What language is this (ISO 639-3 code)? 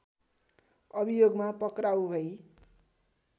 nep